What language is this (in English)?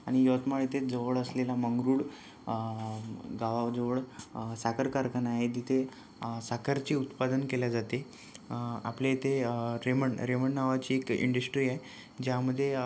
Marathi